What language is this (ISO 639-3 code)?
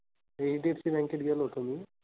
mar